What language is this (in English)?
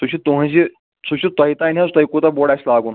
Kashmiri